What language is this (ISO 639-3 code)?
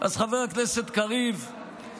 heb